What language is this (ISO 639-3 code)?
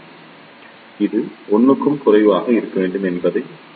tam